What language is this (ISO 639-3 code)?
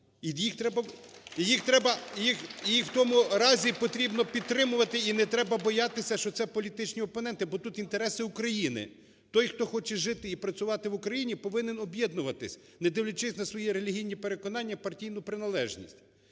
ukr